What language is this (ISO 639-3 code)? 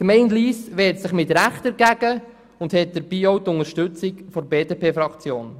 gsw